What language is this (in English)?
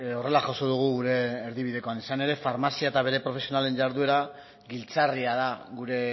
Basque